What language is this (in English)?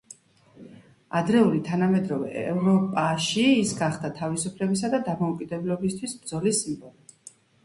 Georgian